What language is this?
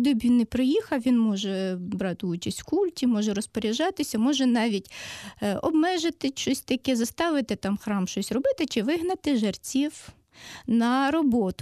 Ukrainian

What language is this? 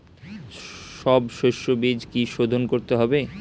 Bangla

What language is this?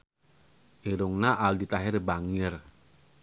Sundanese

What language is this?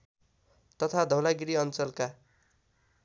Nepali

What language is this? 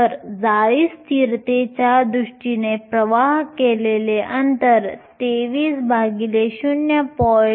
Marathi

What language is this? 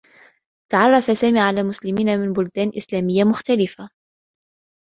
Arabic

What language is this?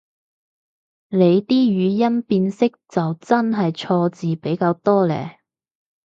Cantonese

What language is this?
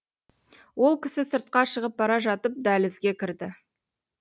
Kazakh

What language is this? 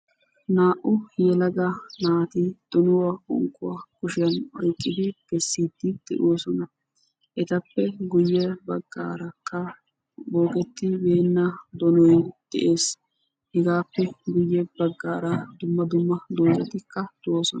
Wolaytta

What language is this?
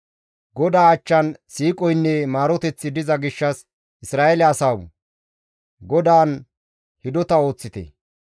Gamo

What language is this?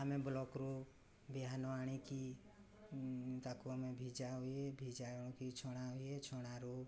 Odia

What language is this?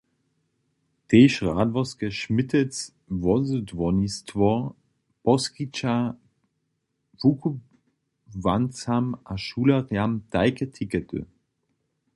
Upper Sorbian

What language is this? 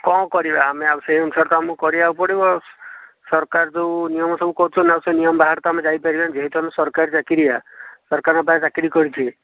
Odia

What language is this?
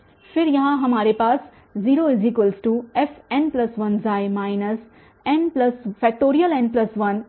Hindi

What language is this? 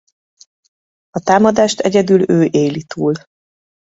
Hungarian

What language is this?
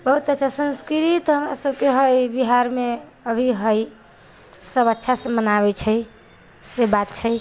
Maithili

